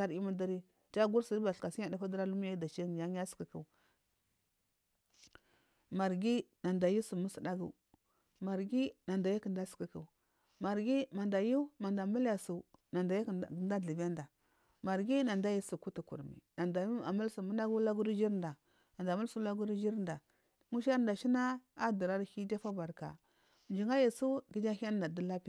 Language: Marghi South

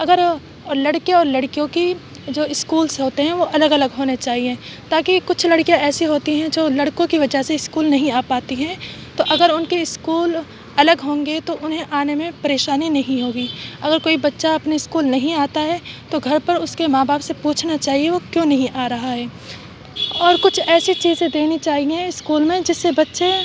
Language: Urdu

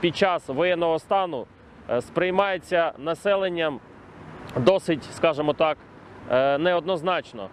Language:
Ukrainian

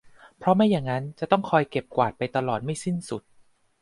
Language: Thai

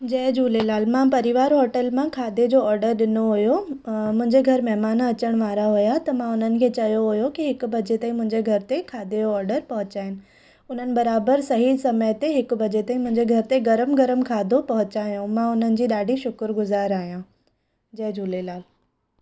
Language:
Sindhi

